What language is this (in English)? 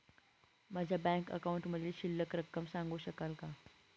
Marathi